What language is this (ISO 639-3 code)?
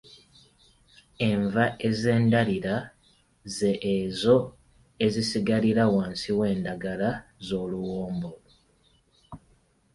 lug